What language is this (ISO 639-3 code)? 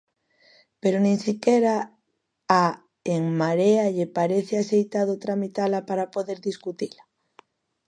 glg